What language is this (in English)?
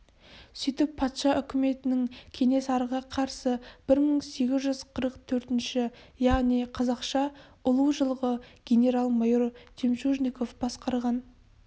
Kazakh